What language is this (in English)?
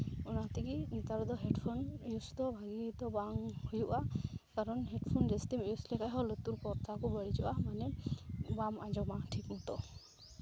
Santali